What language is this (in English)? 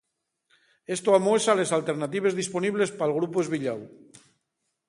Asturian